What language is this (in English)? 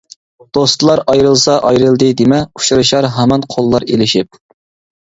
Uyghur